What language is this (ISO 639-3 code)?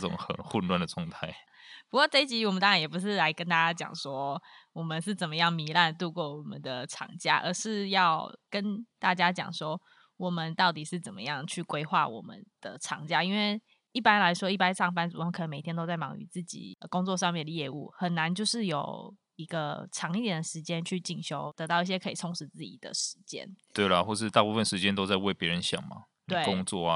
zho